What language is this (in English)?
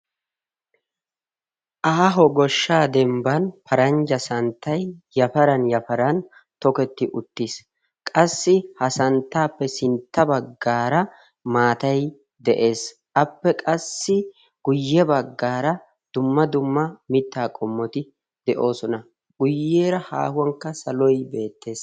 Wolaytta